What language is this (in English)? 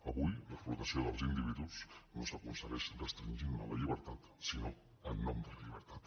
Catalan